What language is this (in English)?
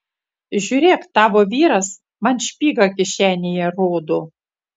Lithuanian